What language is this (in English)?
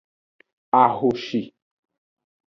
Aja (Benin)